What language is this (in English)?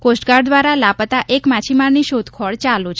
Gujarati